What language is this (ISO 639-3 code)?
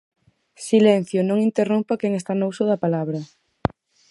glg